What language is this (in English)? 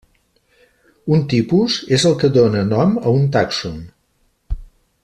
Catalan